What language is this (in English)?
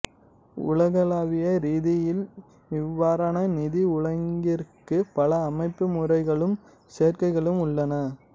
Tamil